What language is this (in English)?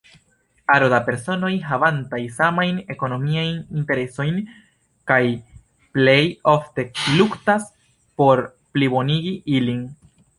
Esperanto